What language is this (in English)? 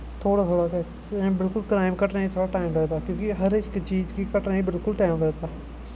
Dogri